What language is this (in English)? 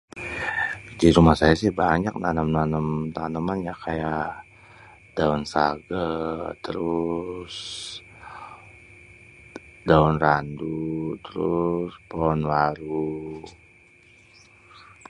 Betawi